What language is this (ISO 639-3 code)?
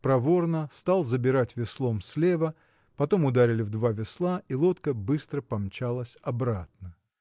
rus